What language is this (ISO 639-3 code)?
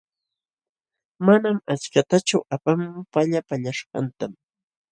qxw